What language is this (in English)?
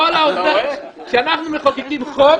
Hebrew